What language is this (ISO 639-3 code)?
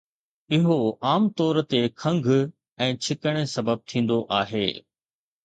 snd